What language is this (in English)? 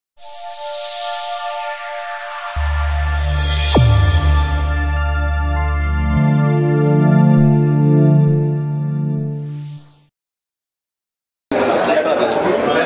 Arabic